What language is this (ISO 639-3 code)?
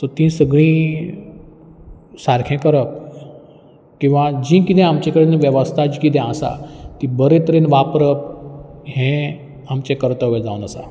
kok